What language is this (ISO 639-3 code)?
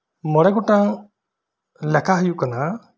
sat